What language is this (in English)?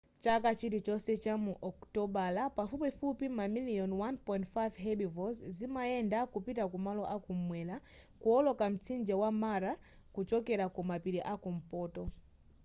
Nyanja